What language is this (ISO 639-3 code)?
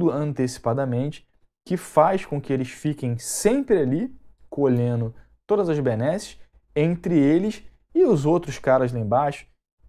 por